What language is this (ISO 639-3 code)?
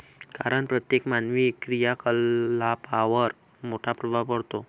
mar